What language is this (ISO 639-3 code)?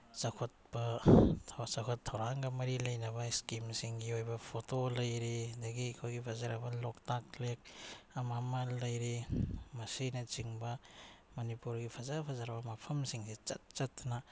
mni